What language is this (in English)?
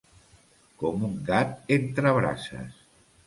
Catalan